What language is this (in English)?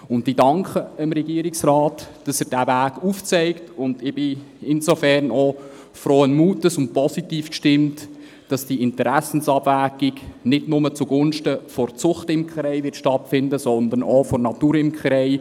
Swiss German